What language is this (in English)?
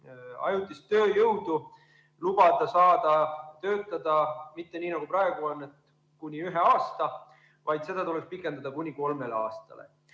Estonian